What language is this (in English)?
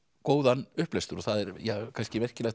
Icelandic